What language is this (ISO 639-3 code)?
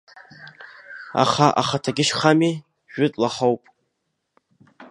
abk